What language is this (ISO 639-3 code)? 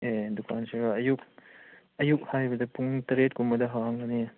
mni